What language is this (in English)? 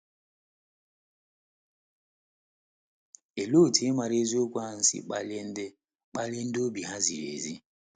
Igbo